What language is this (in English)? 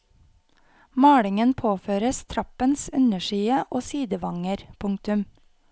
Norwegian